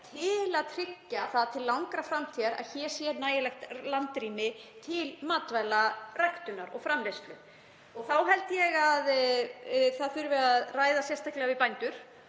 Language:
Icelandic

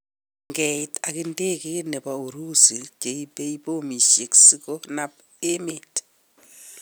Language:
Kalenjin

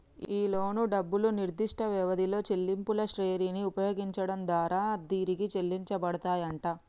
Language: Telugu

